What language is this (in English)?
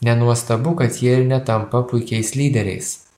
Lithuanian